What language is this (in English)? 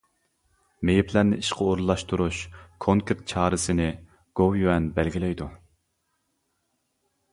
Uyghur